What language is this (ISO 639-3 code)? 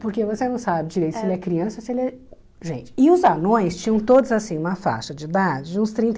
por